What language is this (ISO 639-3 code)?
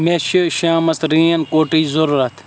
kas